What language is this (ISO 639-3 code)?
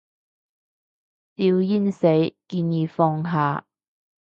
yue